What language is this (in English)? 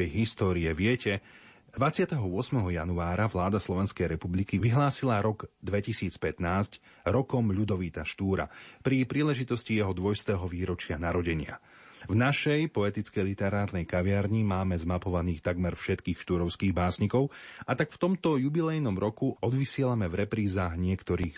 Slovak